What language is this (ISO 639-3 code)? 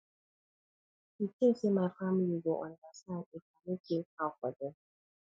pcm